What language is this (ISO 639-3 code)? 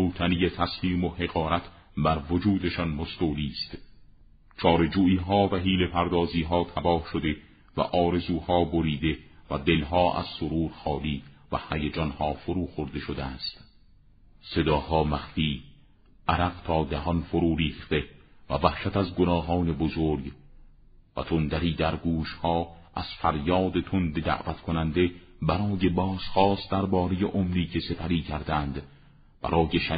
fas